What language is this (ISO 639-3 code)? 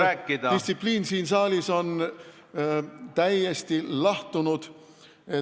est